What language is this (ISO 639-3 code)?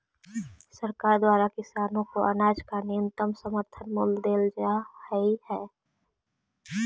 mag